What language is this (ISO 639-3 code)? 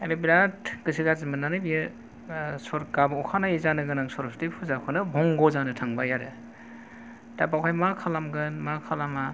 brx